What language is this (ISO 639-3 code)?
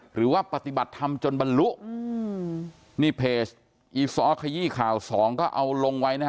tha